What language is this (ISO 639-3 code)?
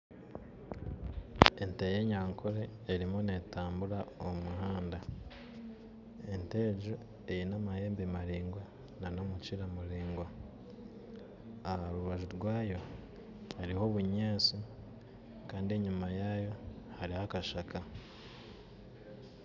nyn